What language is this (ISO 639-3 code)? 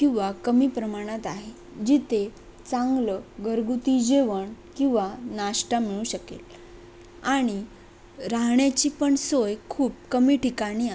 mar